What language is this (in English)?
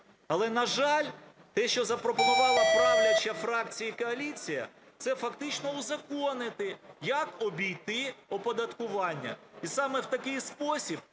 Ukrainian